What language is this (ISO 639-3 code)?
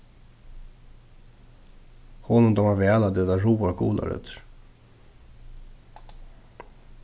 fao